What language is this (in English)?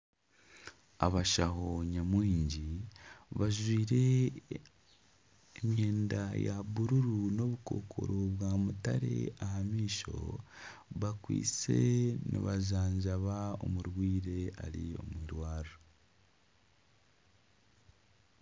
Nyankole